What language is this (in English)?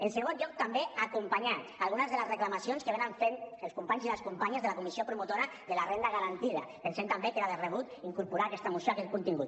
Catalan